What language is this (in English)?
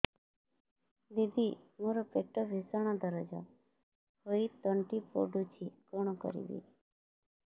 Odia